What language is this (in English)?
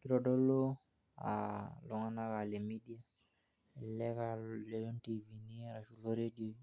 Masai